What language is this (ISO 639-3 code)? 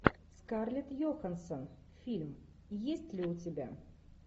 rus